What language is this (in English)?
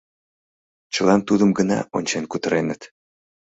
Mari